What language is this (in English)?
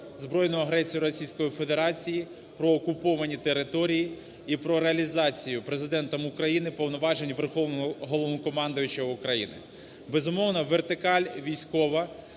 Ukrainian